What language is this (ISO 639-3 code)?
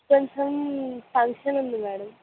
tel